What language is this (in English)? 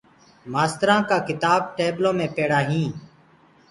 Gurgula